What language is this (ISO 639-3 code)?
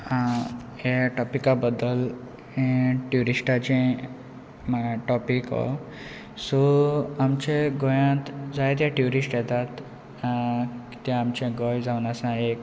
kok